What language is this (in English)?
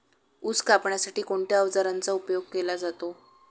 Marathi